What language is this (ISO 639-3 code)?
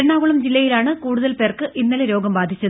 mal